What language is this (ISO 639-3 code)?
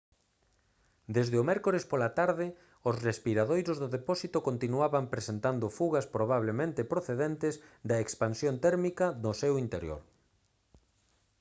glg